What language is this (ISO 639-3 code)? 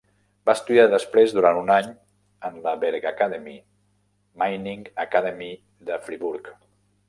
cat